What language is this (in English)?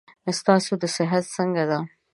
Pashto